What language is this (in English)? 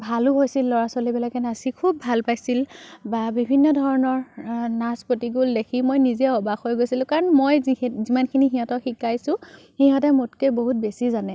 Assamese